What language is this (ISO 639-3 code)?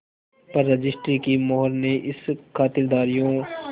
hin